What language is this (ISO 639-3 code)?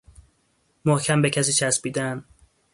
fas